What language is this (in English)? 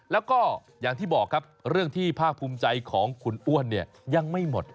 Thai